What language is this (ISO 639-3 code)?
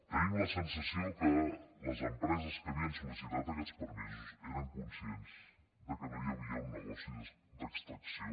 cat